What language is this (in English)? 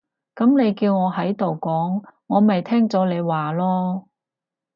Cantonese